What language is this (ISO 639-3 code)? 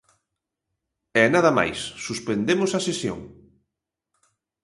glg